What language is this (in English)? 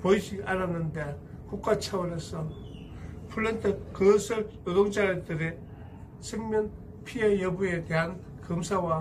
Korean